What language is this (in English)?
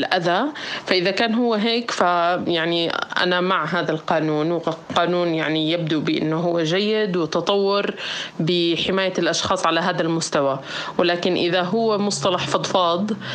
Arabic